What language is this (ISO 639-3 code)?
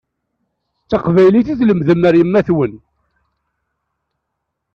kab